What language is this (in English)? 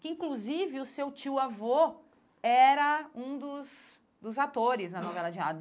Portuguese